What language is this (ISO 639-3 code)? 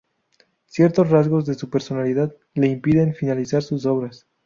spa